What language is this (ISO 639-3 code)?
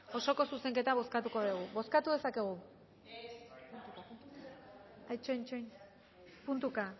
eus